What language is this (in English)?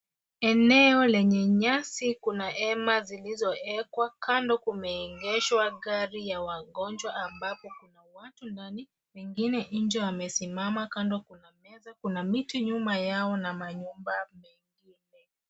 Swahili